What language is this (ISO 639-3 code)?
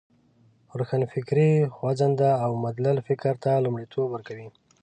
pus